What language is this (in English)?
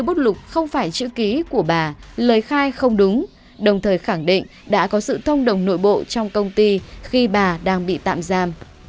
Vietnamese